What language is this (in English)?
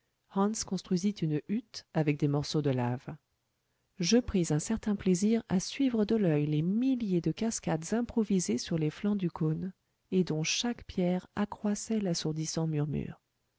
French